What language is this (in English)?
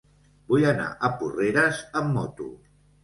Catalan